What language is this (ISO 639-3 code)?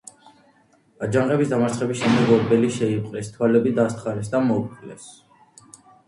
kat